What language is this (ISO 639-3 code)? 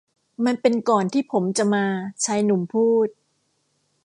tha